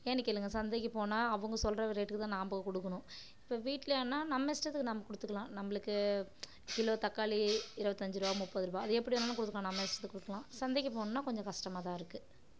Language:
Tamil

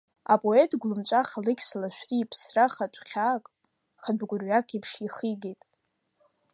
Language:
Abkhazian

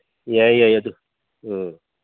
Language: Manipuri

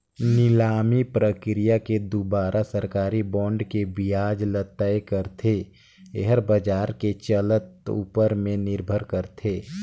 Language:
Chhattisgarhi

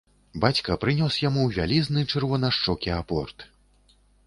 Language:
Belarusian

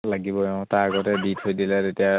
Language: Assamese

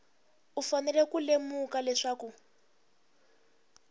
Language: Tsonga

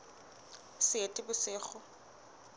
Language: Southern Sotho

